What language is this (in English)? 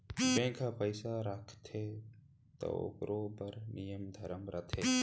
Chhattisgarhi